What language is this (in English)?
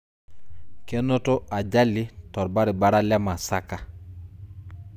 Masai